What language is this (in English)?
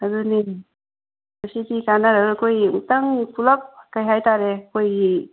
Manipuri